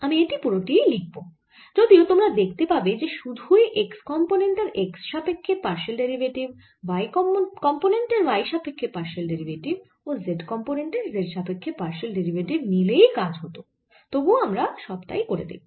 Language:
Bangla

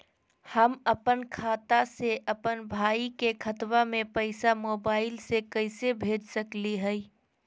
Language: Magahi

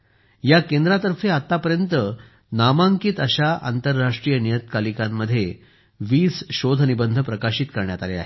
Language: Marathi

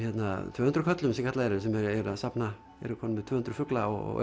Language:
Icelandic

